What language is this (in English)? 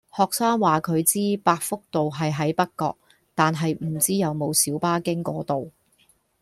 Cantonese